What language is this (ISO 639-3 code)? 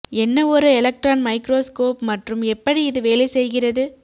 tam